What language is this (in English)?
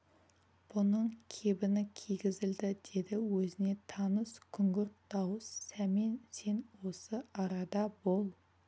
Kazakh